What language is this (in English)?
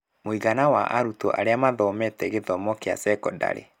Kikuyu